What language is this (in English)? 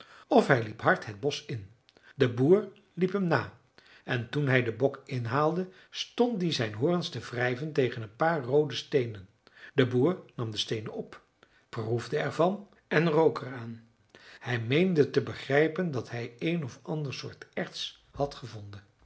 Dutch